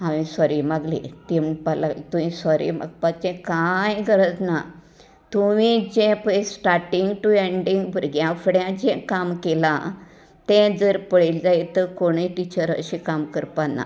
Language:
Konkani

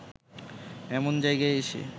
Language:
Bangla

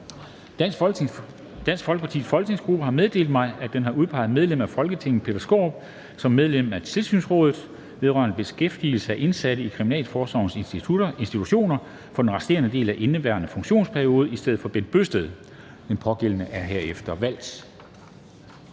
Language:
Danish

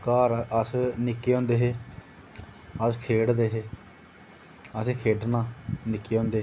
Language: Dogri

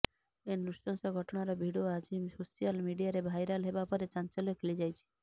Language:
Odia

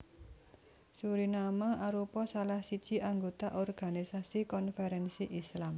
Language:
Javanese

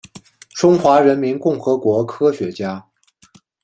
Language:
Chinese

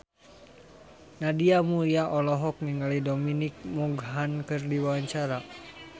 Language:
Sundanese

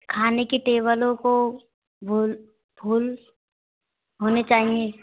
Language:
Hindi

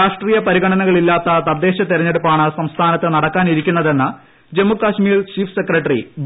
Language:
Malayalam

